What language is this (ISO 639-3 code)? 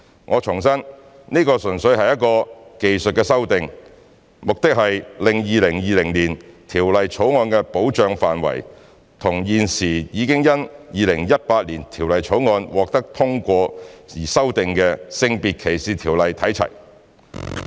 yue